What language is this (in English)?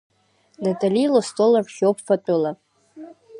Abkhazian